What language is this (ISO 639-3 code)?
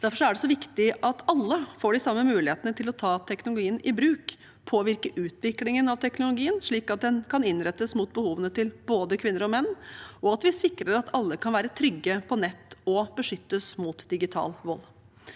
nor